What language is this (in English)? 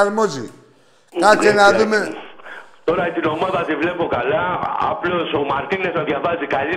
Greek